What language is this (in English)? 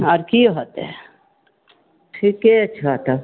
Maithili